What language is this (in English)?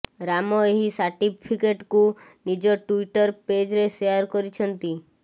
Odia